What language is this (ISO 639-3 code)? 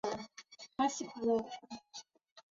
zho